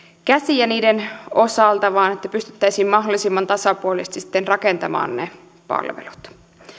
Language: Finnish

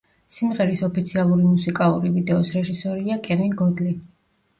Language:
Georgian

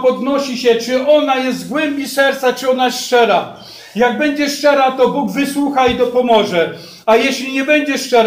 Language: Polish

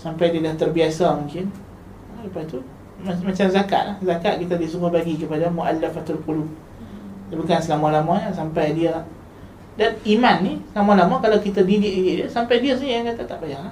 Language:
Malay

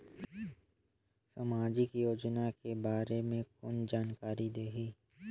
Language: Chhattisgarhi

